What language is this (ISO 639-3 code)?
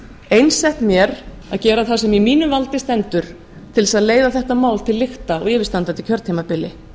isl